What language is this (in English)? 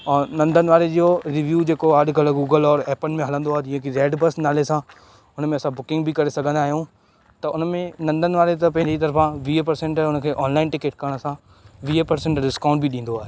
Sindhi